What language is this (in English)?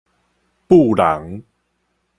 Min Nan Chinese